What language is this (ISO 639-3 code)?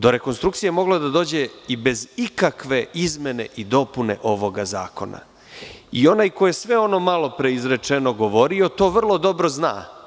srp